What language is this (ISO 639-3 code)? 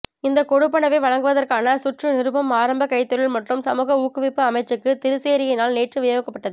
tam